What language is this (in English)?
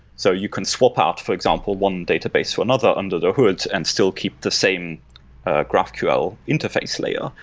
English